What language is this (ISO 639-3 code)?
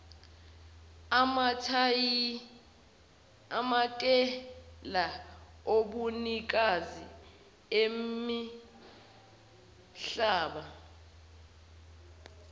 zul